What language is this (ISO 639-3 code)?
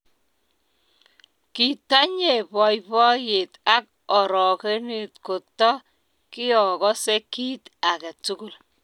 kln